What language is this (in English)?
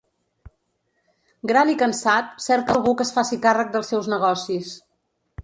Catalan